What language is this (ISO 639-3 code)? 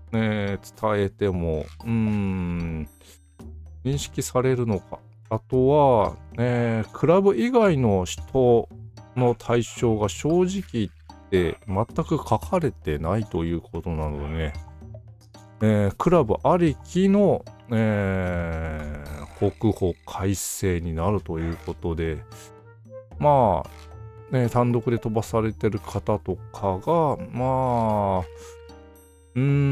jpn